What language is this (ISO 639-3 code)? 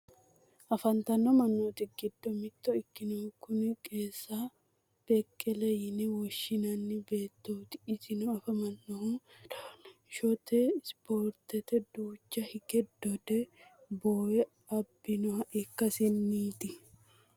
sid